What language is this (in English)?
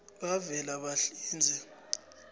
South Ndebele